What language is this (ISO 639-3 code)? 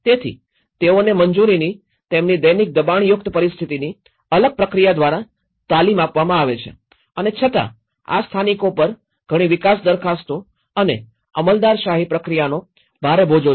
guj